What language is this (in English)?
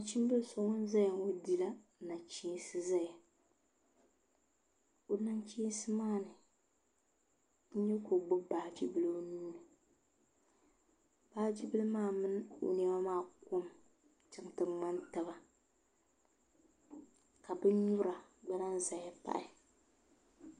Dagbani